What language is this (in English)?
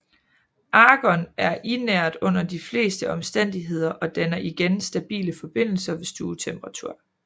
Danish